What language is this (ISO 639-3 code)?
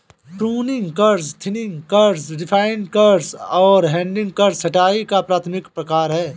hin